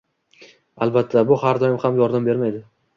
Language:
Uzbek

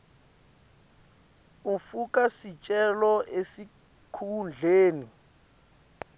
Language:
Swati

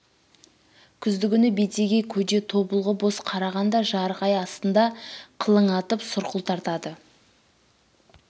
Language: Kazakh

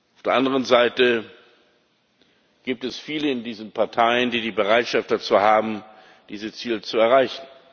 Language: German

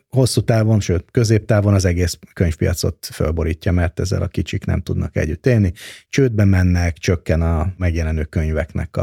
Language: Hungarian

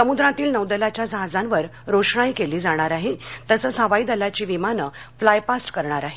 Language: Marathi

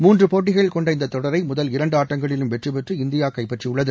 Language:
Tamil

